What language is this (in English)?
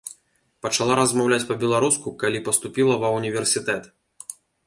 Belarusian